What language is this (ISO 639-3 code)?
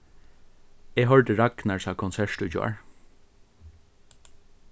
fao